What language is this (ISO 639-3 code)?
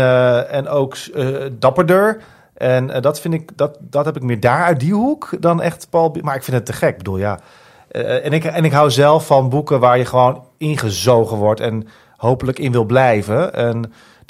nld